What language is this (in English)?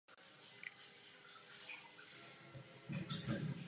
Czech